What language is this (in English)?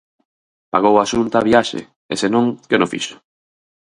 Galician